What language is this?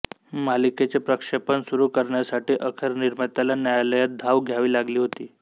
Marathi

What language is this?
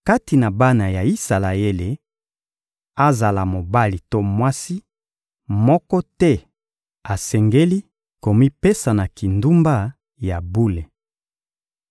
Lingala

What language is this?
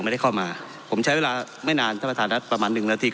Thai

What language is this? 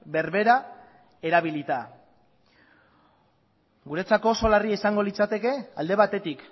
Basque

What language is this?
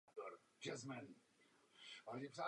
Czech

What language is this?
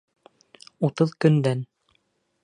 Bashkir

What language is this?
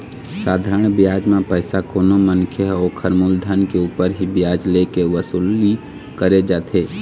Chhattisgarhi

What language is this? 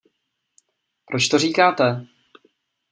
Czech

